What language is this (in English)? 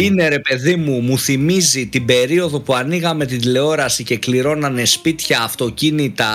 Greek